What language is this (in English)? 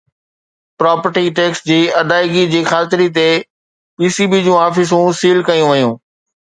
Sindhi